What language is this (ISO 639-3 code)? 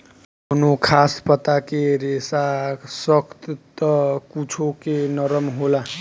bho